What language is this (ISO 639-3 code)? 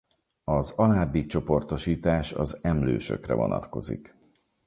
hun